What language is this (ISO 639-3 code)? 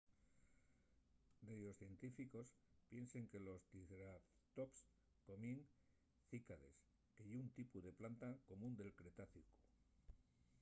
ast